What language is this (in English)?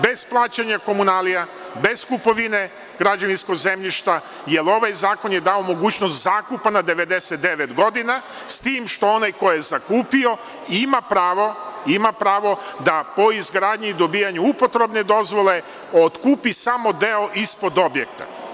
Serbian